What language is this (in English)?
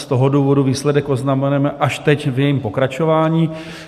Czech